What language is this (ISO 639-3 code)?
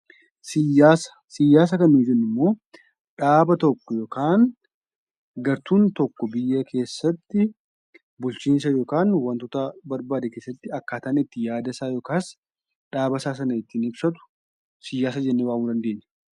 orm